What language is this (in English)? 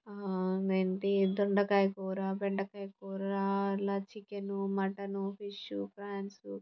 Telugu